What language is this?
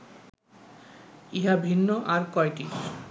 Bangla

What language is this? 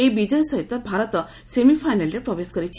Odia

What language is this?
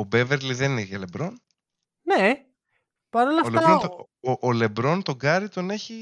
Greek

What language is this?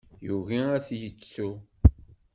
Kabyle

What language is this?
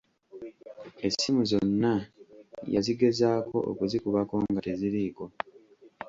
Ganda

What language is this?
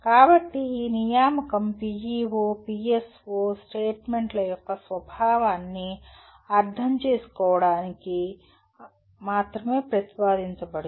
Telugu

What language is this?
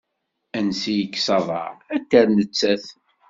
Kabyle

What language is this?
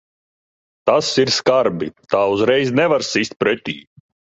Latvian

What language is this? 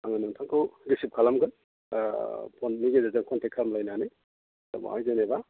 Bodo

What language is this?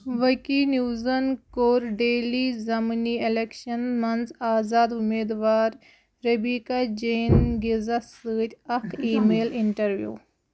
Kashmiri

